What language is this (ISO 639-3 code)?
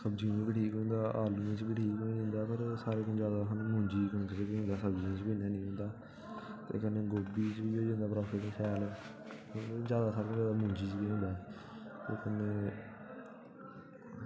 doi